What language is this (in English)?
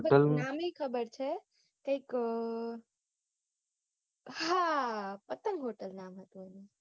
Gujarati